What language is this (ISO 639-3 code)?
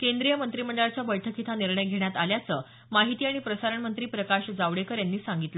mar